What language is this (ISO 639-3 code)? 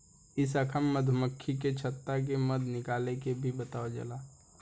bho